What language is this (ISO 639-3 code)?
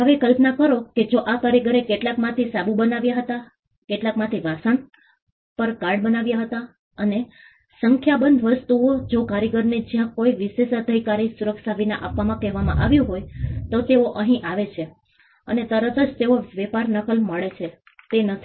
guj